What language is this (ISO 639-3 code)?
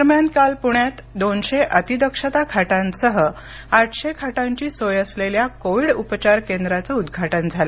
mar